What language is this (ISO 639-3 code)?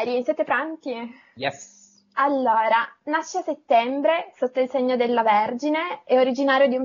ita